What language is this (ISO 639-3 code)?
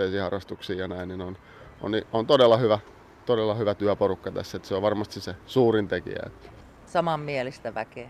fin